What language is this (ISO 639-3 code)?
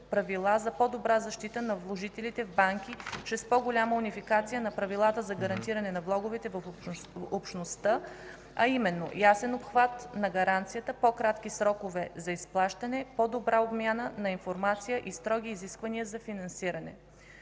bul